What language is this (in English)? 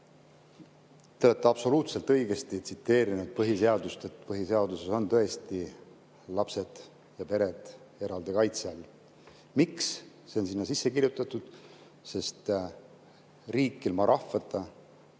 Estonian